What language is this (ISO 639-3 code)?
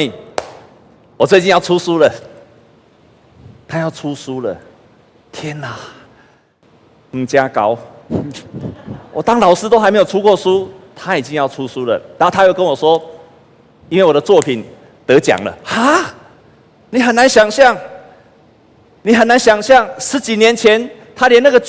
zho